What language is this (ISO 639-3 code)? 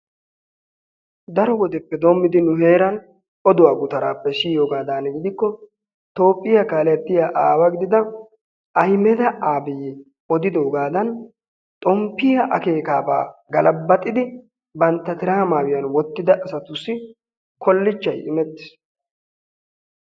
wal